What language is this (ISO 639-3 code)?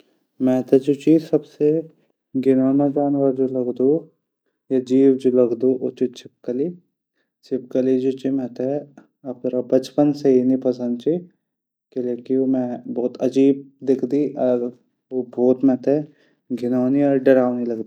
gbm